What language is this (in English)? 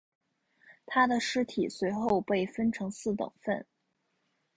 Chinese